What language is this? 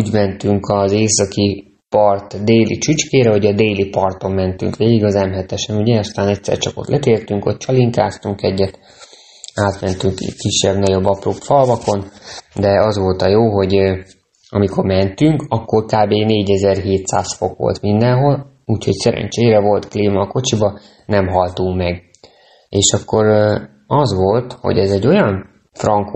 Hungarian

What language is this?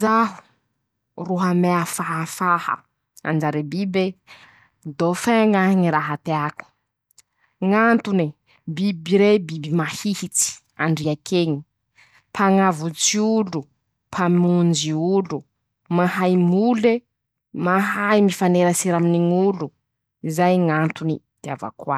Masikoro Malagasy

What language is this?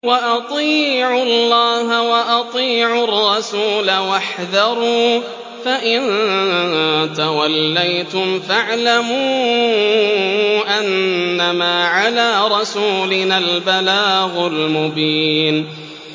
Arabic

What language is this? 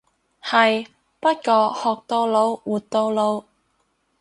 Cantonese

